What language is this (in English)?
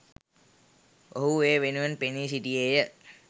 Sinhala